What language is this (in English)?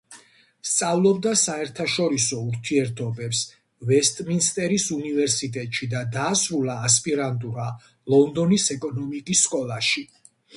Georgian